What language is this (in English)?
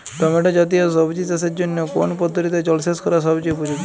Bangla